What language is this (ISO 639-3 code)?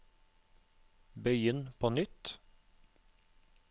nor